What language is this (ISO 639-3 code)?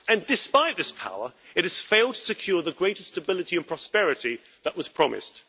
eng